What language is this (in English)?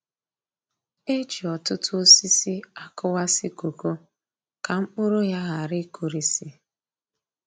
Igbo